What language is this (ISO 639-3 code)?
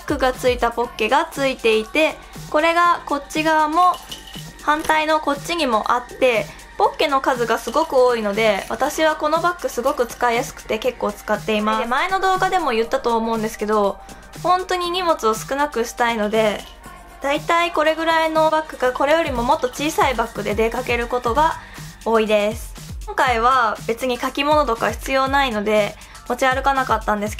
jpn